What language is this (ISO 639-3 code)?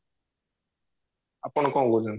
ori